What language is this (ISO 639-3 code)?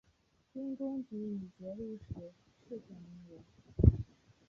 zho